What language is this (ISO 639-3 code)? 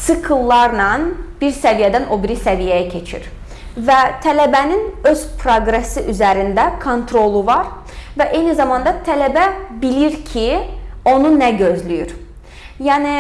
tur